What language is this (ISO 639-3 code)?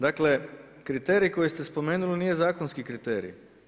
hrv